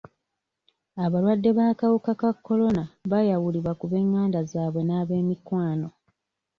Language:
Ganda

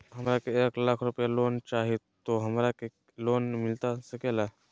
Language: Magahi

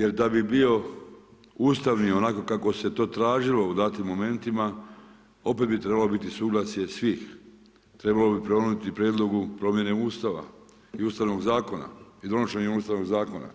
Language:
Croatian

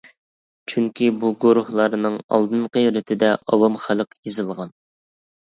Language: Uyghur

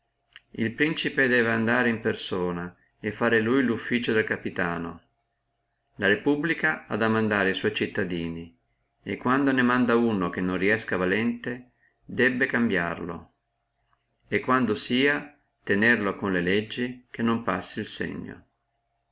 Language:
Italian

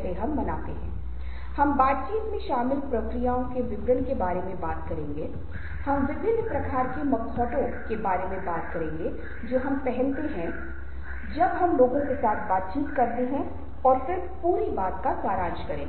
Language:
Hindi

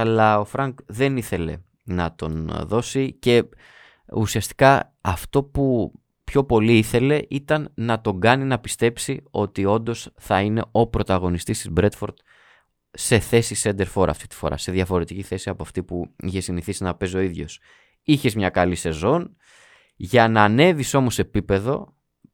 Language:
Greek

